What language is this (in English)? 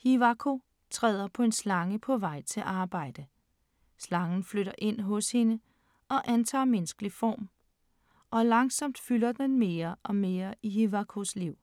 Danish